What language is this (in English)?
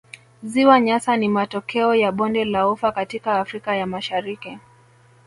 Swahili